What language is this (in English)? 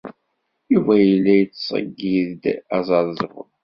Kabyle